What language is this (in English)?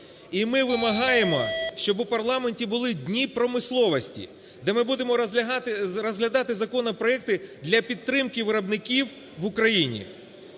Ukrainian